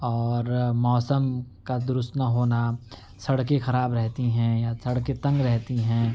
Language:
Urdu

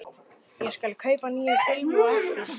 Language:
Icelandic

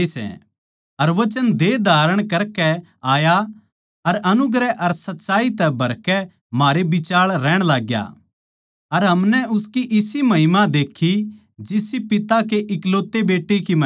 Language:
Haryanvi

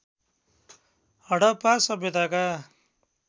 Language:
Nepali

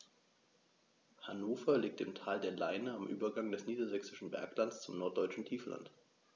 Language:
German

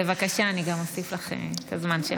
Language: Hebrew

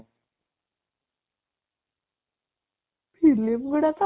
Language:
Odia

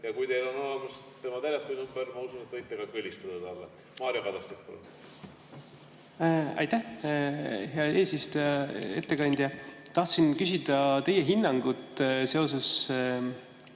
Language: Estonian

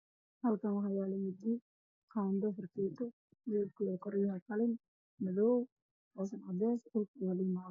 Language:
Somali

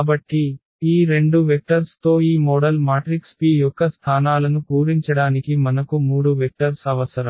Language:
Telugu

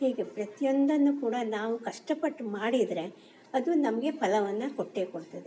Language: Kannada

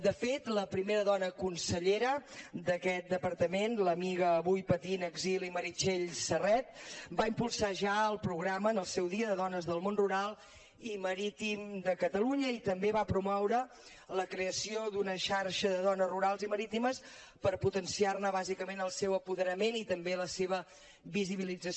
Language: Catalan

